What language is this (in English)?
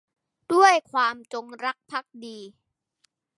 Thai